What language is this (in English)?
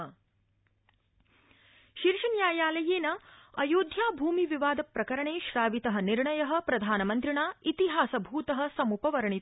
Sanskrit